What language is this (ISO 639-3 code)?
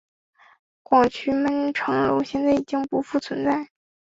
zho